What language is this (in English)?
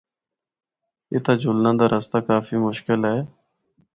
Northern Hindko